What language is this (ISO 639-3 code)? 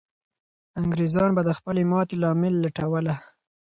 pus